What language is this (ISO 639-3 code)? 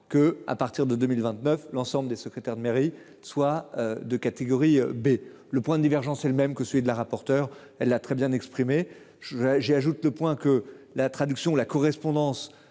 fra